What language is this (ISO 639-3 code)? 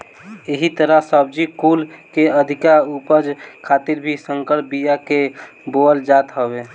bho